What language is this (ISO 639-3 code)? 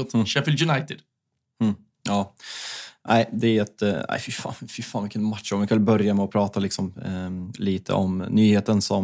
swe